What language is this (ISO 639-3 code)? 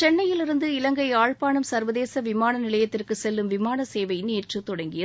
tam